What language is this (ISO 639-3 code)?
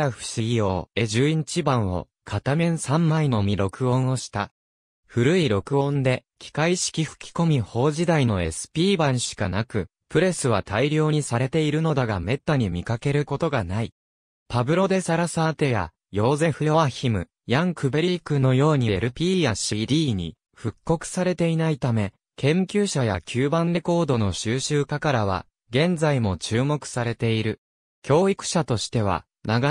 jpn